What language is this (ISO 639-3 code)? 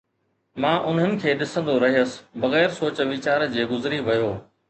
snd